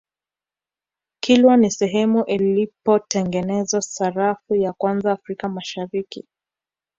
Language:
Swahili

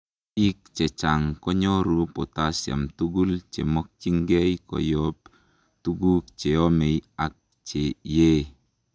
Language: Kalenjin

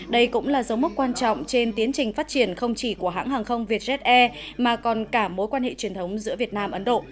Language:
Vietnamese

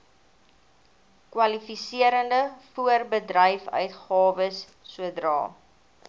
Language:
Afrikaans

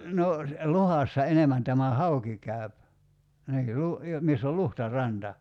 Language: Finnish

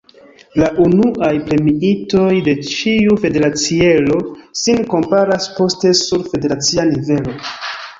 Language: Esperanto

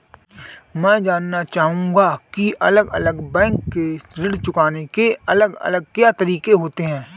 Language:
Hindi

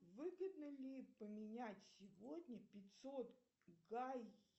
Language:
Russian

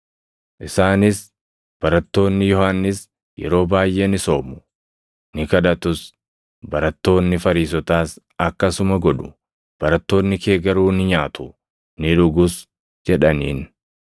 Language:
Oromo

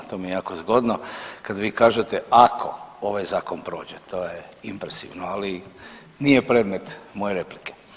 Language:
Croatian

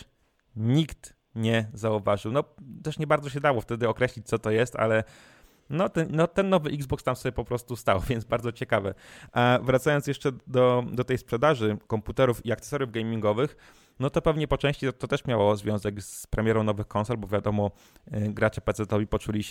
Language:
Polish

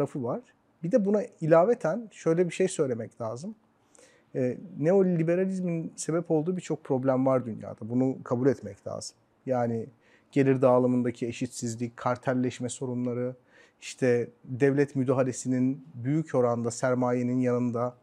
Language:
Turkish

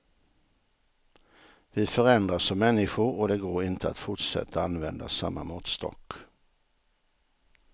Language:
Swedish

